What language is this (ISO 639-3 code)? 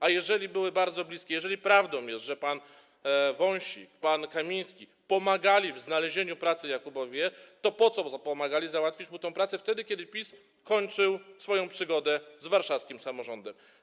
pol